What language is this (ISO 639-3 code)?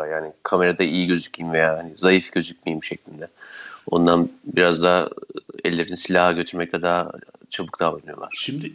tur